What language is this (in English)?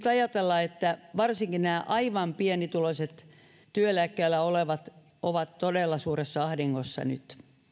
Finnish